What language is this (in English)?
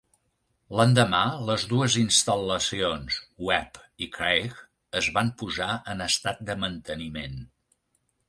Catalan